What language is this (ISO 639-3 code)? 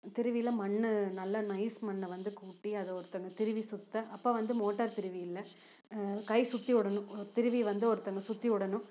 tam